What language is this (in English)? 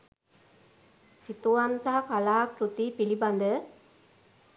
Sinhala